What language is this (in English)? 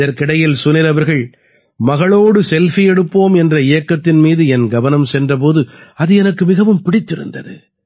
Tamil